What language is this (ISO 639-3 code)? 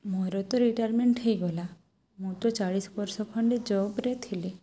ori